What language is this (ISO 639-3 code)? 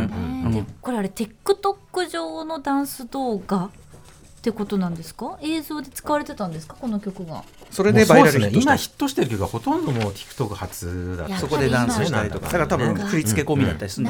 jpn